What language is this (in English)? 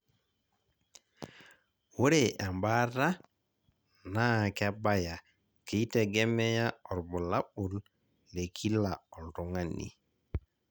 Masai